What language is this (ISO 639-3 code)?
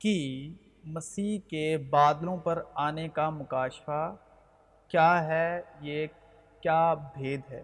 urd